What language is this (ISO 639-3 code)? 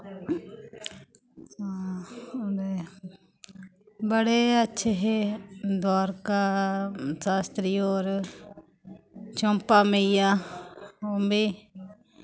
doi